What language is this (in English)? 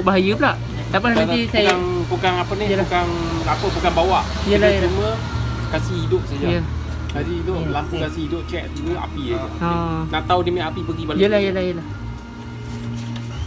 Malay